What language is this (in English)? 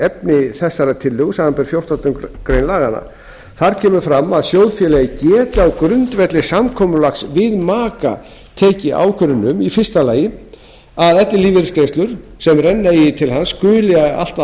Icelandic